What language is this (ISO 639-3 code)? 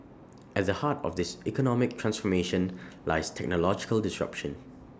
eng